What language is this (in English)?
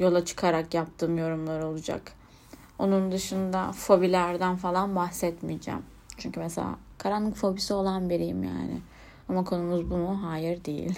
Turkish